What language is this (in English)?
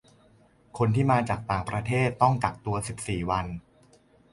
Thai